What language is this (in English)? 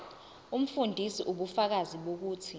Zulu